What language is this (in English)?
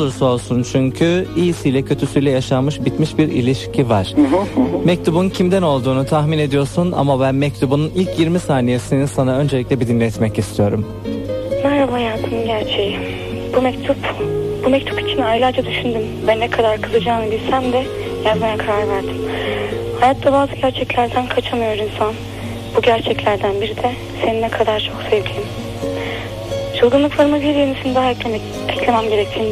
Turkish